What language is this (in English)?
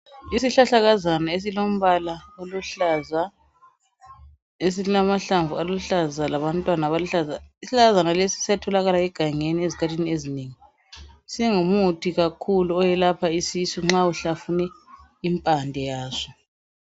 North Ndebele